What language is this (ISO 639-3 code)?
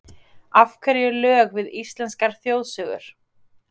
isl